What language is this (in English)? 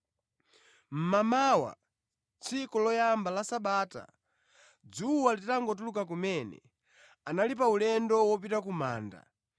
Nyanja